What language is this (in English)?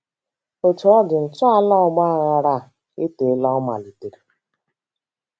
Igbo